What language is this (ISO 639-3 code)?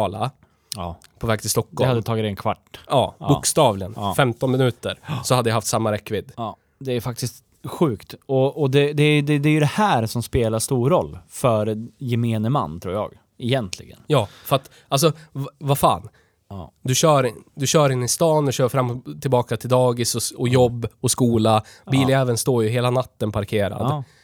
swe